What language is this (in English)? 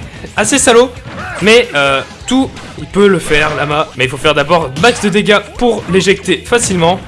French